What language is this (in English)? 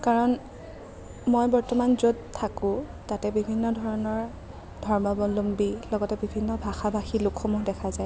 Assamese